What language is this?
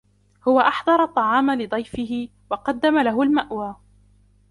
Arabic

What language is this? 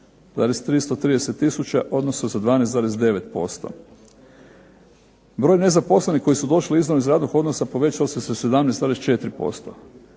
Croatian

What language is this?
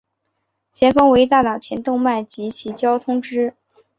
Chinese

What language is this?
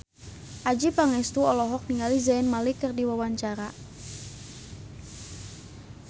Sundanese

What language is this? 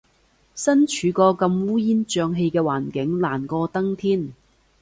Cantonese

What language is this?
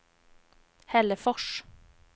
Swedish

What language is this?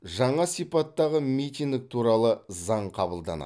Kazakh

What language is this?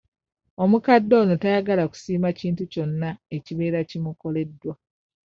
Ganda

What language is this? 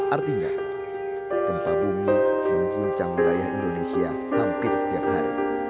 Indonesian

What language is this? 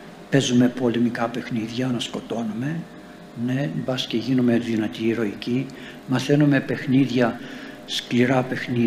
Greek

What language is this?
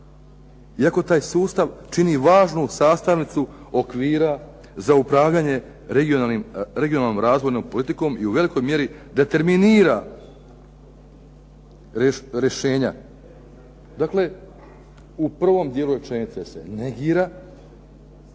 Croatian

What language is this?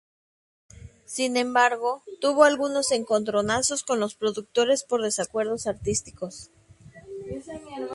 Spanish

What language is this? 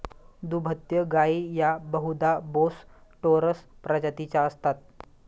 Marathi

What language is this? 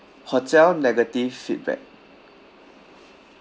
English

